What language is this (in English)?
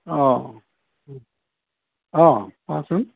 Assamese